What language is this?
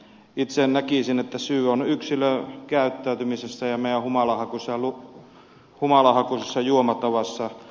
Finnish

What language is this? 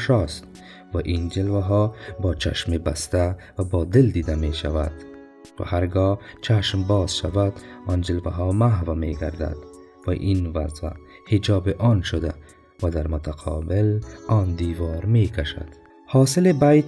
Persian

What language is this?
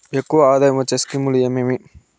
Telugu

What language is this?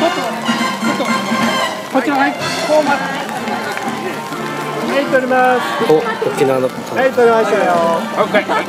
Japanese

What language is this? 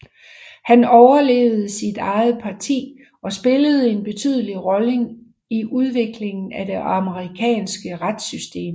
Danish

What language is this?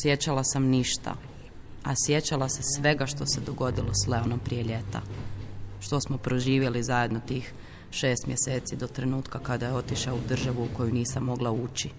Croatian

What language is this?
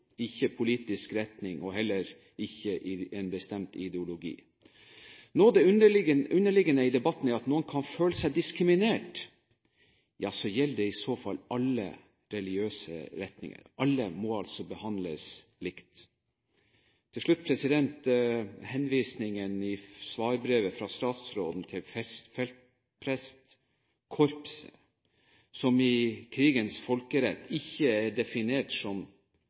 Norwegian Bokmål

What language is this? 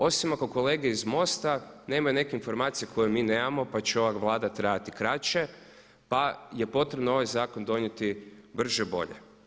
Croatian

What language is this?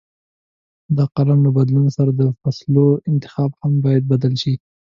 Pashto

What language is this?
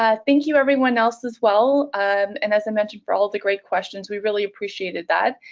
English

